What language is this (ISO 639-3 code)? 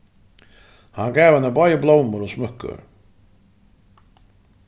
fao